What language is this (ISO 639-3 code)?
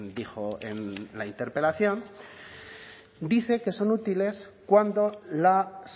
spa